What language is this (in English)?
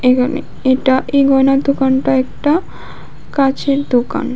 Bangla